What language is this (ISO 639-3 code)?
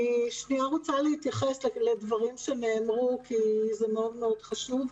heb